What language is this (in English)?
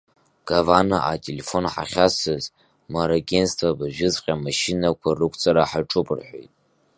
Abkhazian